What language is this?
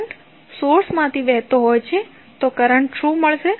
Gujarati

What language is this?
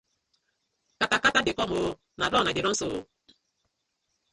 Nigerian Pidgin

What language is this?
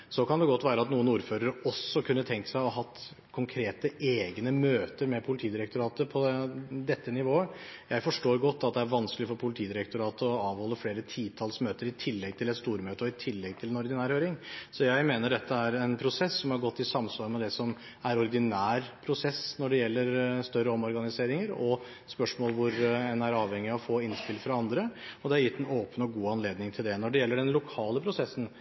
Norwegian Bokmål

